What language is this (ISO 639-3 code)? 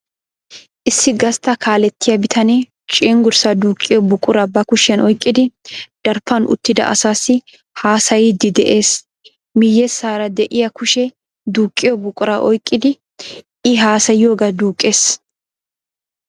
wal